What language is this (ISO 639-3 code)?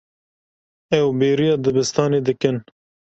kur